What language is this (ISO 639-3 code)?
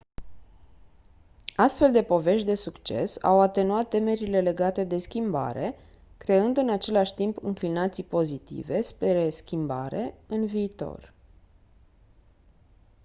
ron